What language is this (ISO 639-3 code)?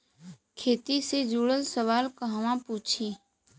bho